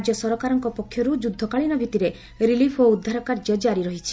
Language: Odia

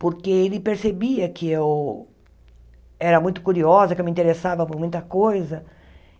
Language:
Portuguese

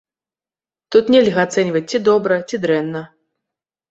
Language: Belarusian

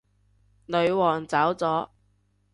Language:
Cantonese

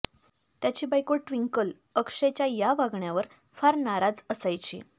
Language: Marathi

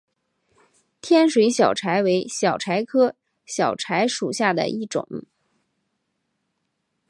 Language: Chinese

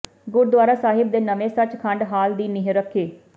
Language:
Punjabi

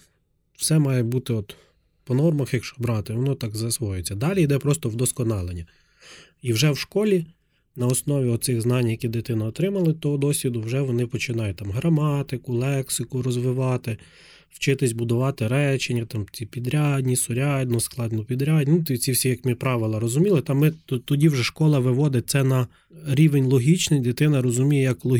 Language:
Ukrainian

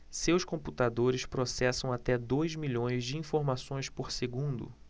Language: Portuguese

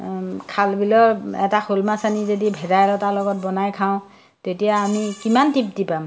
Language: Assamese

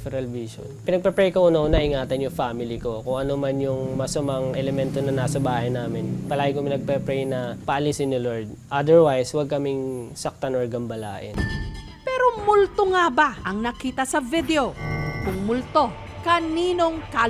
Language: Filipino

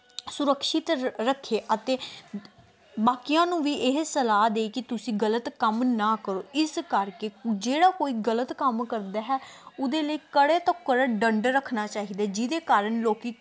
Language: Punjabi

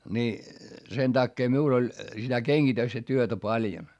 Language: Finnish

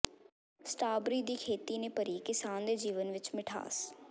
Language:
Punjabi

